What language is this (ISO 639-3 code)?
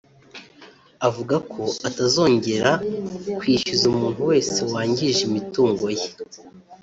kin